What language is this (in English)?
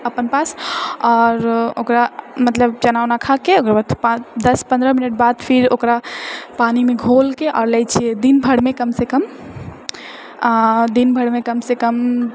Maithili